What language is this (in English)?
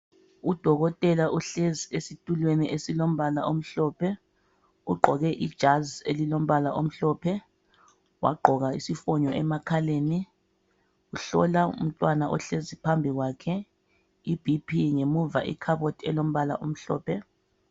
North Ndebele